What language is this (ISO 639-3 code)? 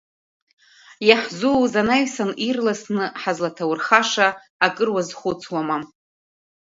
abk